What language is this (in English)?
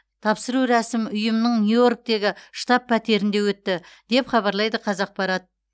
Kazakh